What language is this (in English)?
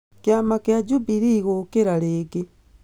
Kikuyu